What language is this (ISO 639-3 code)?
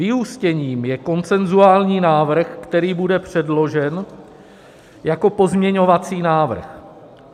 ces